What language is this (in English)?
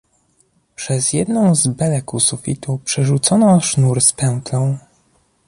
Polish